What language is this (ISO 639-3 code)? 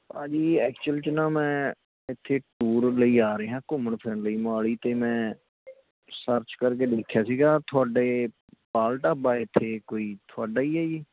pan